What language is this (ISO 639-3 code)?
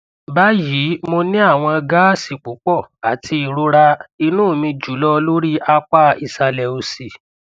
yor